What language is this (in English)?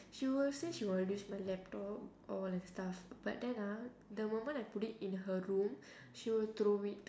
English